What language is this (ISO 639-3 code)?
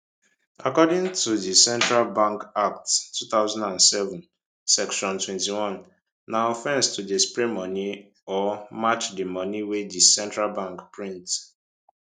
pcm